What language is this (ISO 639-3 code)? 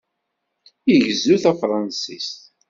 kab